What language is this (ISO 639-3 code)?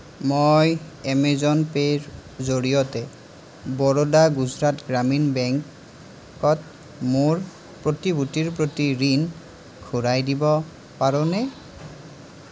asm